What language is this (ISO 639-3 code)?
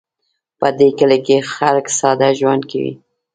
pus